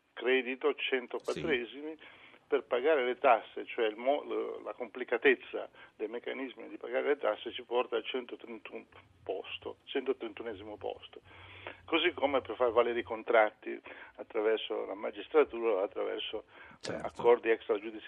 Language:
Italian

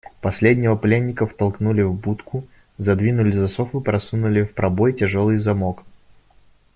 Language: Russian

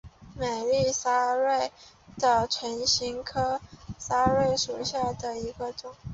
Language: Chinese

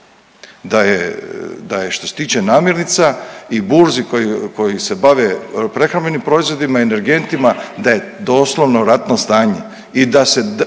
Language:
Croatian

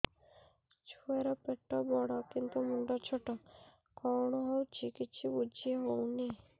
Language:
Odia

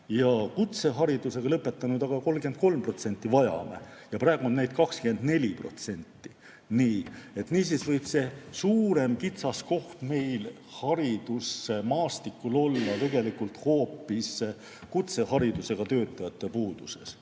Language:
Estonian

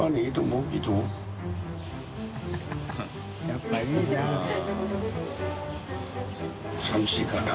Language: Japanese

